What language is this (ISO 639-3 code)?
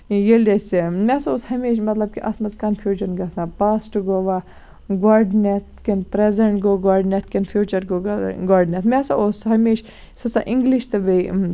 kas